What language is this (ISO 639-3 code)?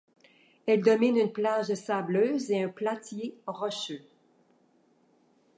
fra